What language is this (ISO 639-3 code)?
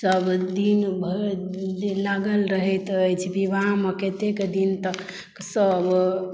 mai